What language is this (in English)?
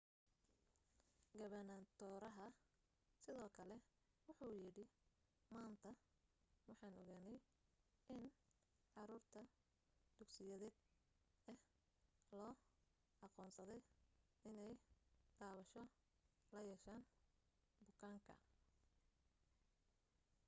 Somali